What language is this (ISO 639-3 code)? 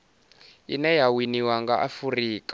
ven